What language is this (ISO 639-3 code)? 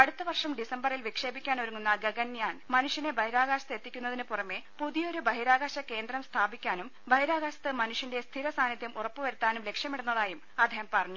mal